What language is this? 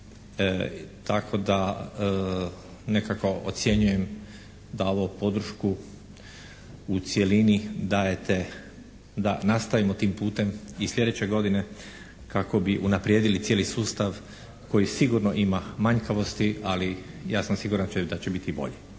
Croatian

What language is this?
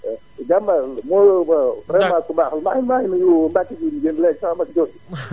Wolof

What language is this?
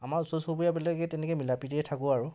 Assamese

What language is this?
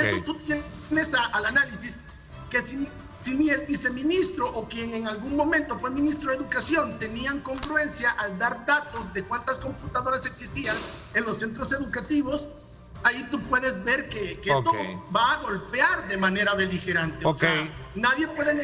Spanish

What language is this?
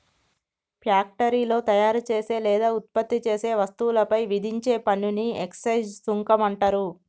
Telugu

